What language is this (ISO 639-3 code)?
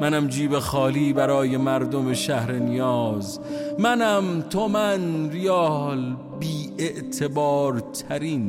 fas